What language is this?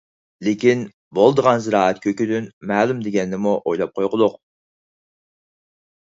Uyghur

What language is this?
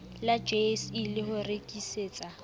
Southern Sotho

